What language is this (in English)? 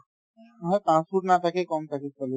Assamese